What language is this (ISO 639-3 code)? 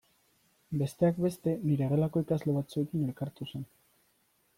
eus